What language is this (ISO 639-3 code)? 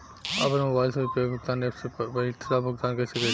bho